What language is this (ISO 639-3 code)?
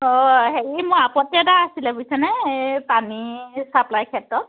asm